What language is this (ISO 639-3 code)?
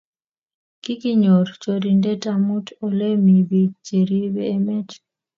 kln